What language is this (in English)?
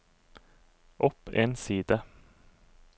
Norwegian